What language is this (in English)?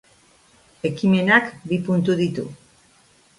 Basque